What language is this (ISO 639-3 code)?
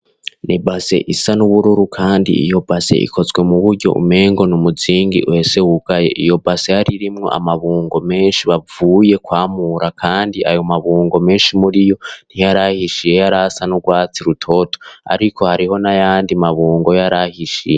run